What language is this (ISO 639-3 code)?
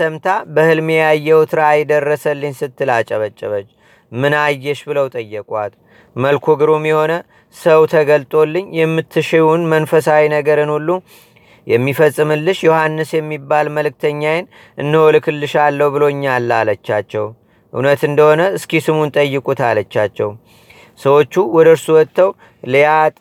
amh